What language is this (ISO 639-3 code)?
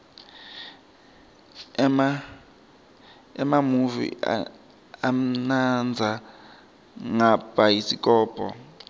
ssw